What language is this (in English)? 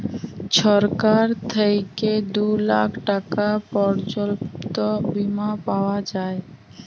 Bangla